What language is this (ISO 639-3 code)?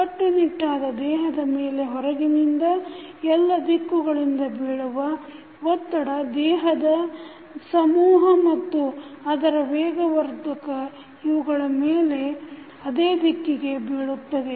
kan